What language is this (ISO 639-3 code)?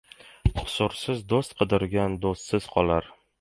uzb